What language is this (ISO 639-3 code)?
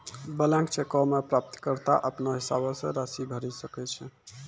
mai